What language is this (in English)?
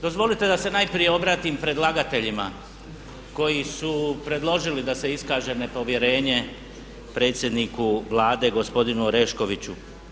Croatian